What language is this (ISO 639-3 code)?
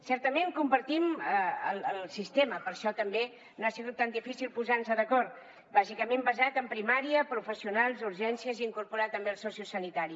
cat